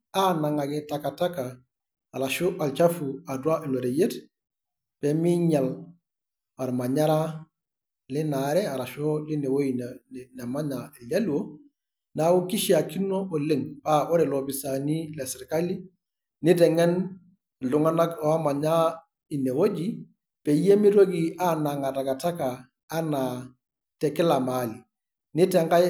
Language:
Masai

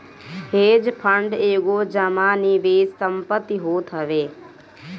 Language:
Bhojpuri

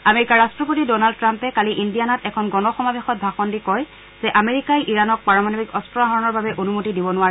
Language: Assamese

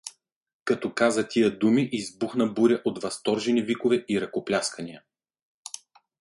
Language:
Bulgarian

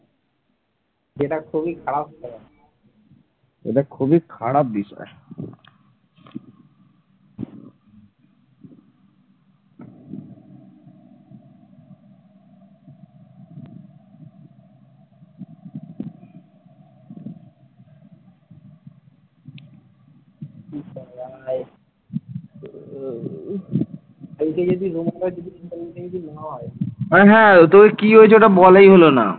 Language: Bangla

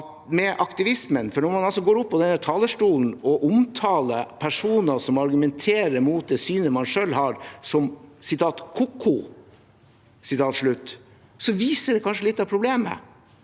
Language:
Norwegian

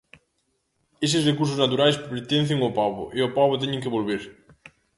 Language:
Galician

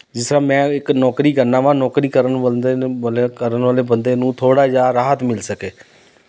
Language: Punjabi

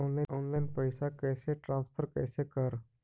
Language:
Magahi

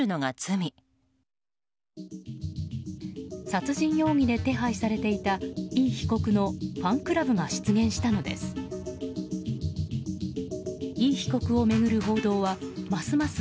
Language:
Japanese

